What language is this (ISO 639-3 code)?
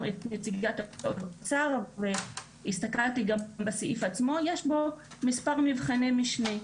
heb